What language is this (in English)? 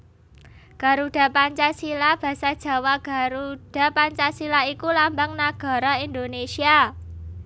Javanese